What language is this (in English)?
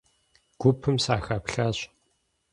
Kabardian